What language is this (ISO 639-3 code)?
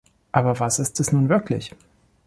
deu